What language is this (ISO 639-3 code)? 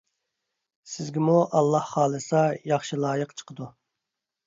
uig